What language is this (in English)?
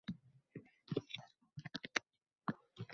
Uzbek